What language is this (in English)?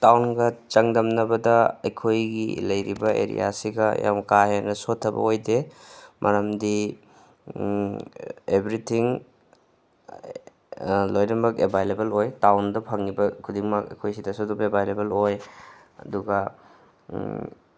Manipuri